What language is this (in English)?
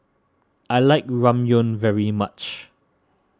English